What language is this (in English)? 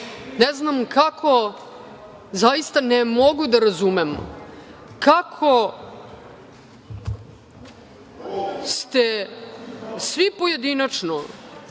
Serbian